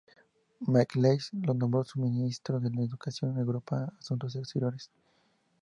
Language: Spanish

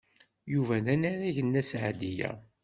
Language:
Kabyle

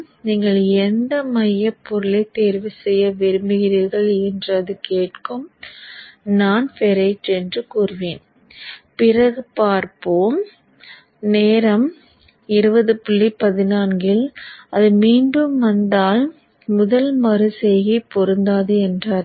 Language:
Tamil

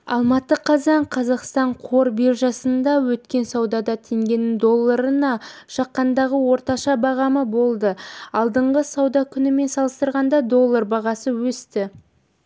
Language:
Kazakh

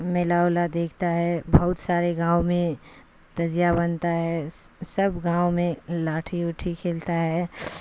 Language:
Urdu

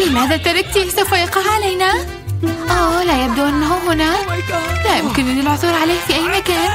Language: Arabic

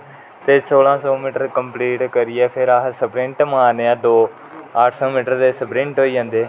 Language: Dogri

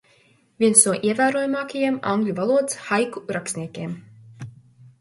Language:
Latvian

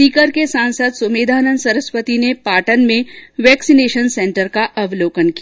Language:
Hindi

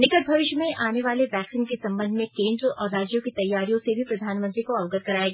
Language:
Hindi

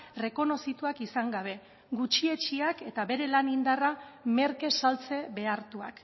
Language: Basque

